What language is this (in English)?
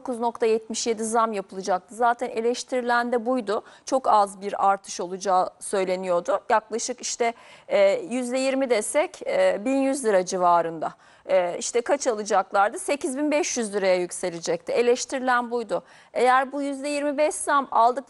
Turkish